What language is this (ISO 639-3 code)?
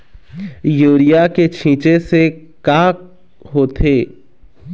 hne